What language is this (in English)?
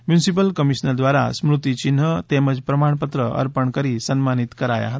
Gujarati